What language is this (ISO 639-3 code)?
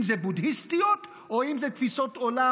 heb